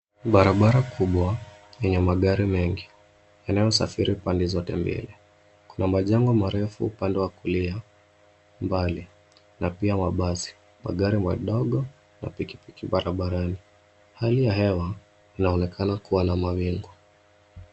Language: Swahili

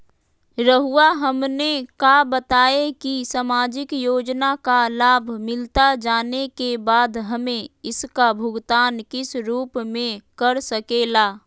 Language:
Magahi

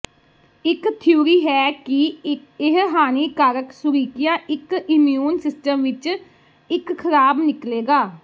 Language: Punjabi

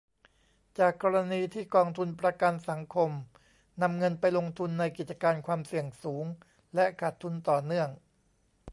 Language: Thai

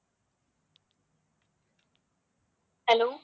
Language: Tamil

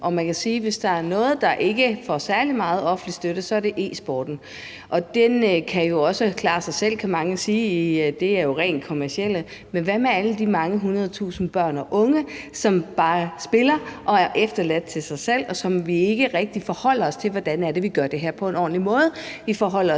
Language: Danish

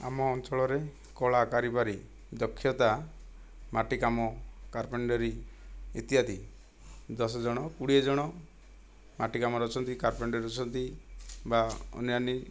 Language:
Odia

